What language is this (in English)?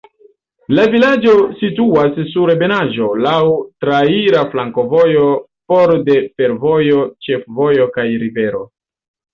Esperanto